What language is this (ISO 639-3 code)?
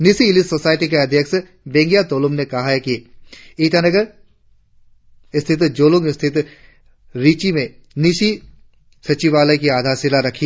hin